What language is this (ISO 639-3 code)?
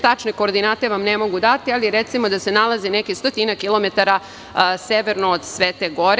srp